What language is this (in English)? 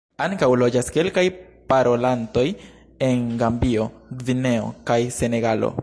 Esperanto